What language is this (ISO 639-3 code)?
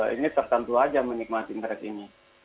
ind